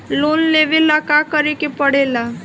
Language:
Bhojpuri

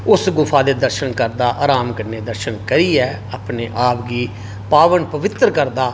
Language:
Dogri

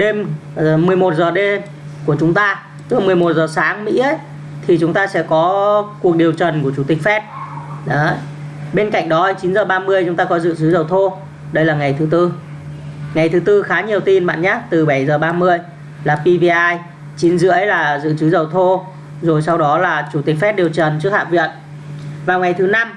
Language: Vietnamese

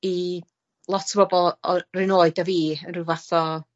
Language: Welsh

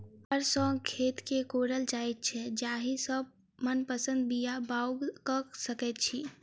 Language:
Maithili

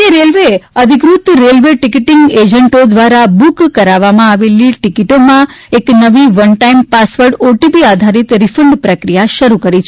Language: Gujarati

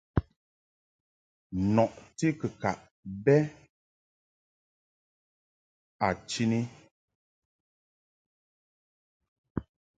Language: Mungaka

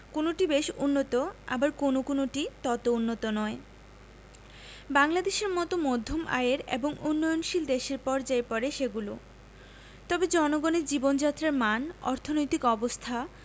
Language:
Bangla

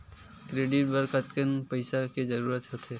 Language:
Chhattisgarhi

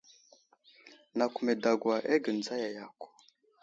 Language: Wuzlam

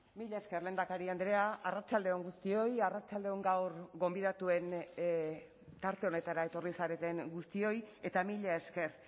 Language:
Basque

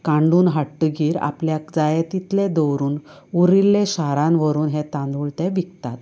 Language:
Konkani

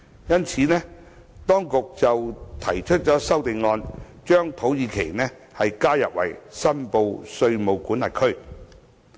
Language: Cantonese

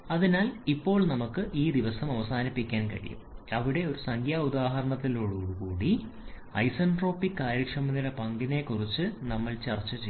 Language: Malayalam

